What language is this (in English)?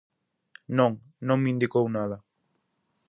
Galician